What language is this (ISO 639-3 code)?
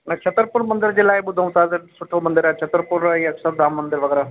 snd